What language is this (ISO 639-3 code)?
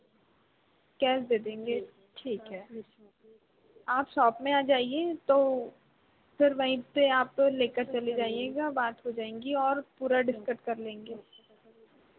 hin